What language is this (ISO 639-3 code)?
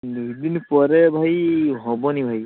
ori